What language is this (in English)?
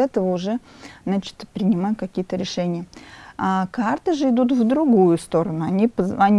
Russian